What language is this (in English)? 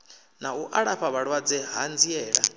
Venda